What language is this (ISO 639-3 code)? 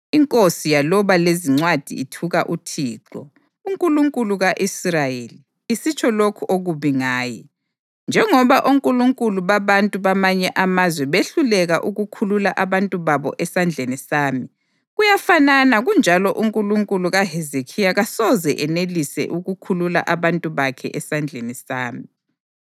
nde